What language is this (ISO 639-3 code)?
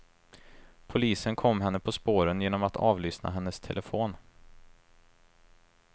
swe